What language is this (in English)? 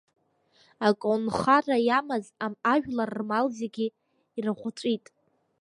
Abkhazian